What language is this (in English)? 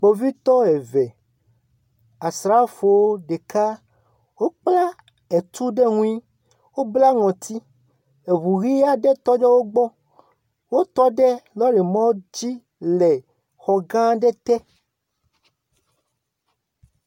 Ewe